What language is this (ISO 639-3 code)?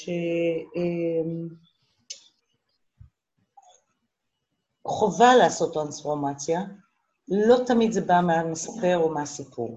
heb